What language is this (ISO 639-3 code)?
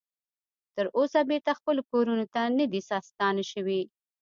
pus